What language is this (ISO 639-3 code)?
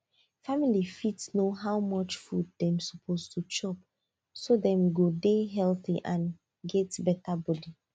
pcm